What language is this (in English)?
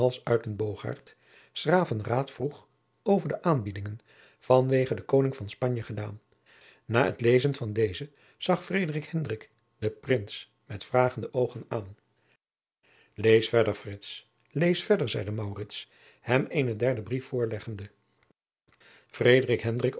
Dutch